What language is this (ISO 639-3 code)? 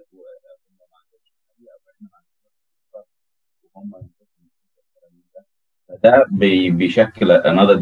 ara